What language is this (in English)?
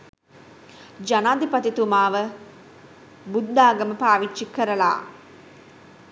Sinhala